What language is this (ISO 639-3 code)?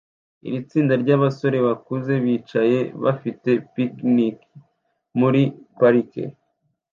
kin